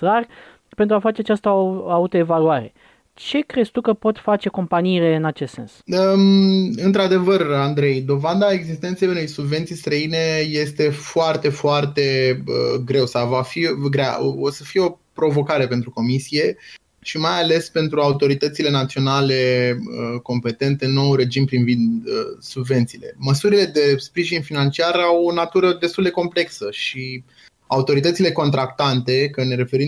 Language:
Romanian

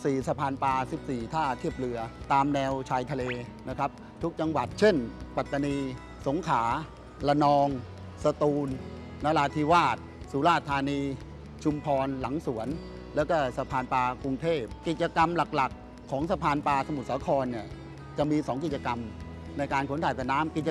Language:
Thai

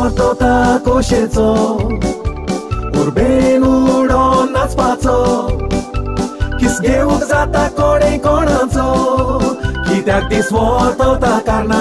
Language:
Thai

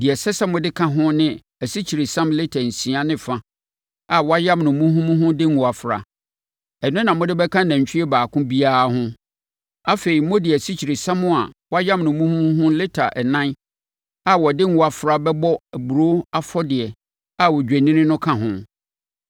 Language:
Akan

